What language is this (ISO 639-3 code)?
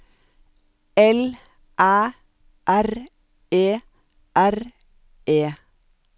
nor